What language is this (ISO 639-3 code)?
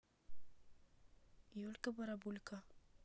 rus